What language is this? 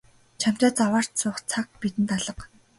Mongolian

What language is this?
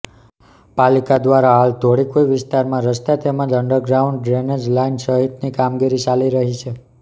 Gujarati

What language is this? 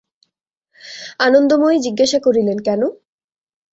Bangla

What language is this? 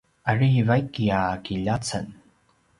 Paiwan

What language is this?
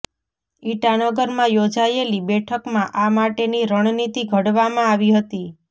Gujarati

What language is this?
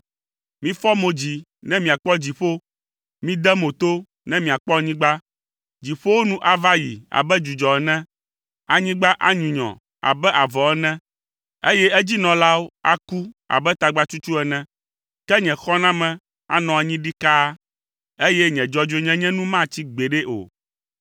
Ewe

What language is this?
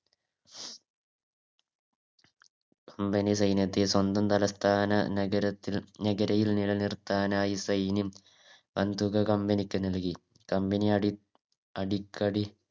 Malayalam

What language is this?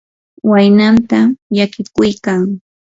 Yanahuanca Pasco Quechua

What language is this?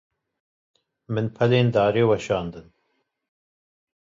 Kurdish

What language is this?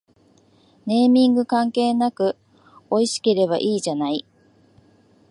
Japanese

